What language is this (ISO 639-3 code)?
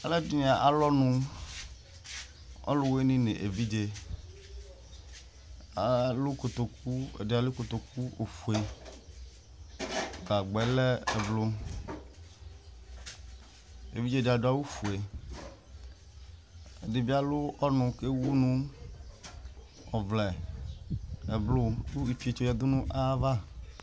kpo